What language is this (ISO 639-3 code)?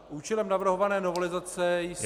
ces